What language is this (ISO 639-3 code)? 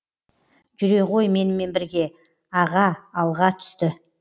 kaz